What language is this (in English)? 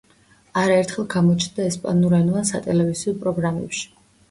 Georgian